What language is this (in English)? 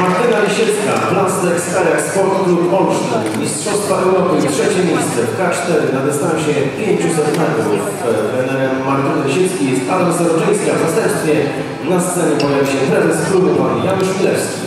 Polish